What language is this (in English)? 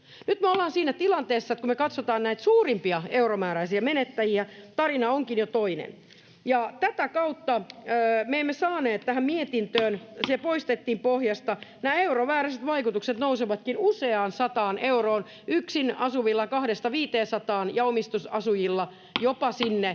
Finnish